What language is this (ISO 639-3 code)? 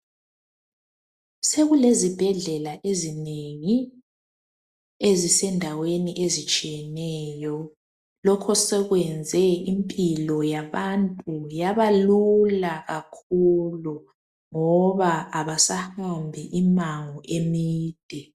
nde